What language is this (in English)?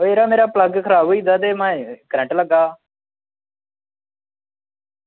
Dogri